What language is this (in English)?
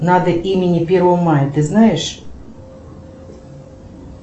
Russian